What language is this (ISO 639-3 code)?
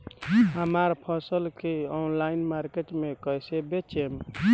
bho